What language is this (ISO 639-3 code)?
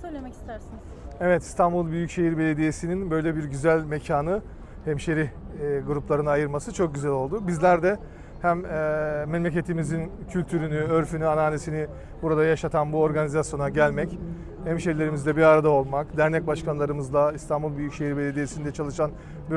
tur